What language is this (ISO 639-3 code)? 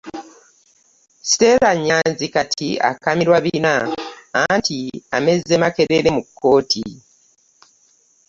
lug